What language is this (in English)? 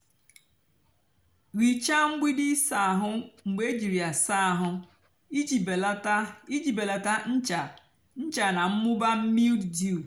Igbo